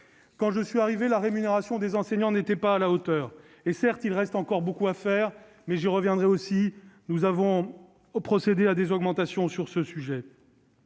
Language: French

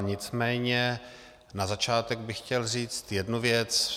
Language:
Czech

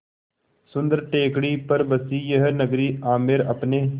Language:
Hindi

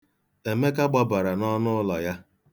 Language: Igbo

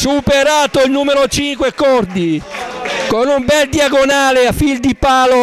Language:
Italian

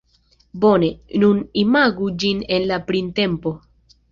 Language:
Esperanto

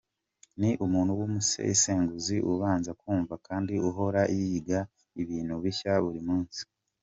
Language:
Kinyarwanda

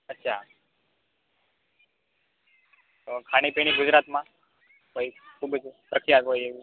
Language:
Gujarati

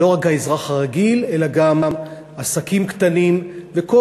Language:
Hebrew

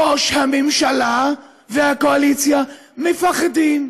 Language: Hebrew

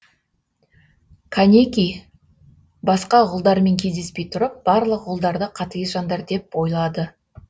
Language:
Kazakh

